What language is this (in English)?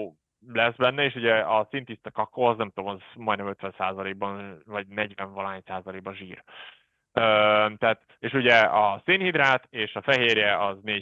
Hungarian